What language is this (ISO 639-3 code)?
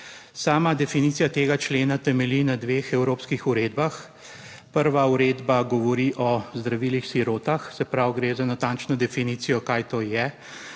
slv